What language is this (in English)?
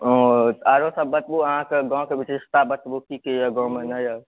Maithili